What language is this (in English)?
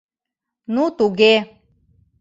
Mari